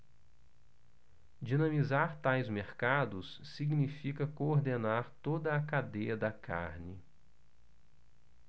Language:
Portuguese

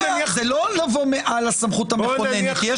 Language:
Hebrew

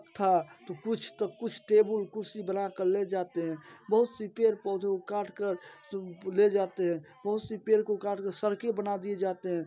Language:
Hindi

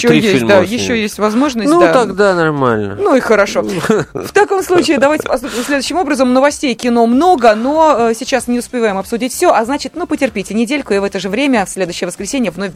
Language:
Russian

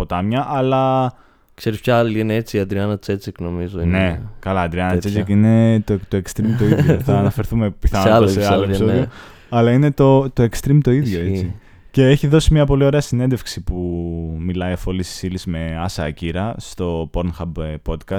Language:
Greek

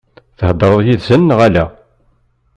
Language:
Kabyle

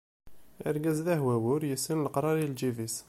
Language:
Kabyle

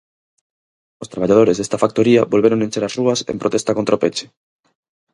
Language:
Galician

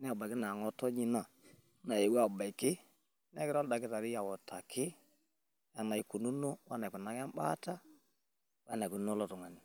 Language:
Masai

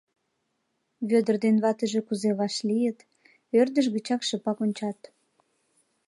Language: Mari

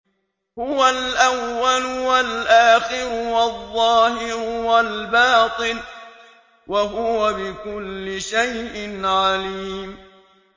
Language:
Arabic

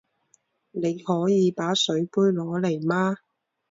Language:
Chinese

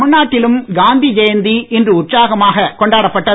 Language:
Tamil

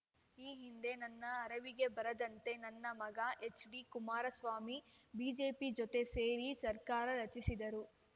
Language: Kannada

